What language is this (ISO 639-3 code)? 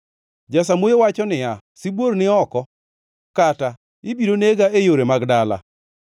luo